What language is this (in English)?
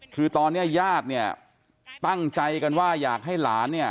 Thai